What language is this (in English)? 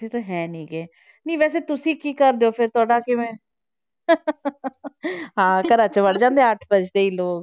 Punjabi